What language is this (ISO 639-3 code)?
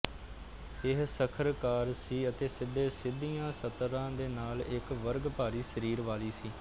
pan